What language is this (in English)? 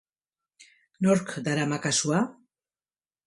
Basque